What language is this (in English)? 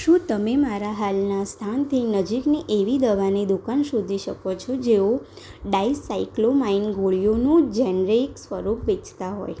Gujarati